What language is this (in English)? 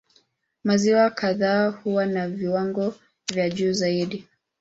Swahili